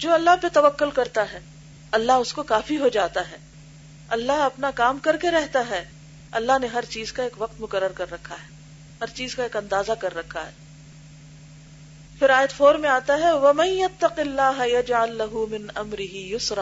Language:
Urdu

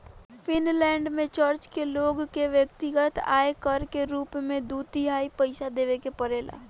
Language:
Bhojpuri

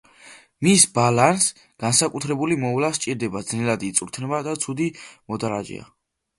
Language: Georgian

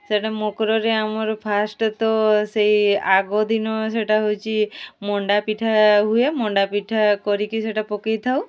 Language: Odia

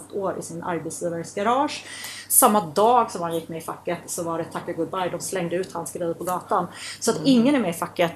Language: Swedish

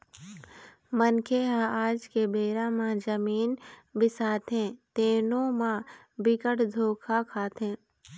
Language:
Chhattisgarhi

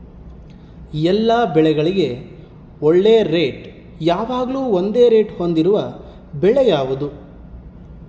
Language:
Kannada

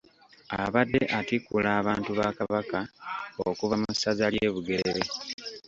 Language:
Ganda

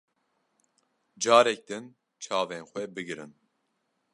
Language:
Kurdish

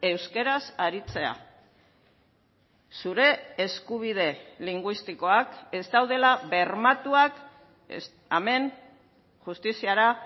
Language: Basque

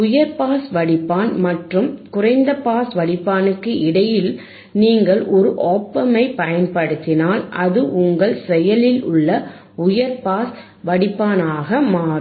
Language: Tamil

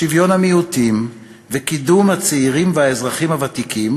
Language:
Hebrew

